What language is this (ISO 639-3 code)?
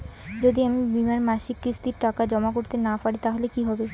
ben